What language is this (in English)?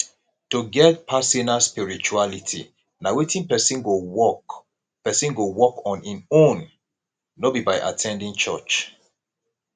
Nigerian Pidgin